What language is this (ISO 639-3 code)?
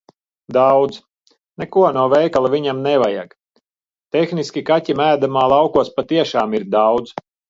lav